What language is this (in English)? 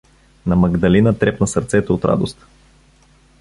Bulgarian